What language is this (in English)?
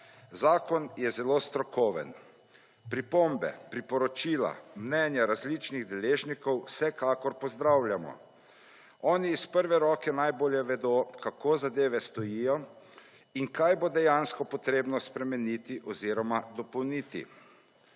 Slovenian